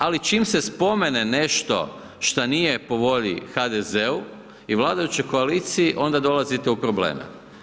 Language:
Croatian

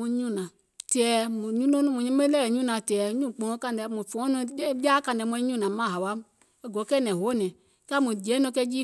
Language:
Gola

